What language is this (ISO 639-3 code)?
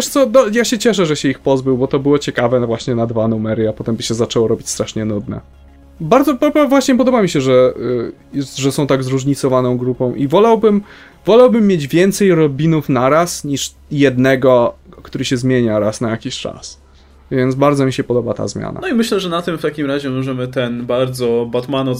pol